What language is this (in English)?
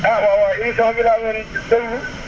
Wolof